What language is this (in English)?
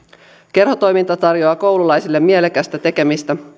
Finnish